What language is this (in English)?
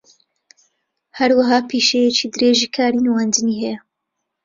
Central Kurdish